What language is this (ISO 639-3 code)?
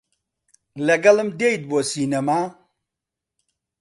ckb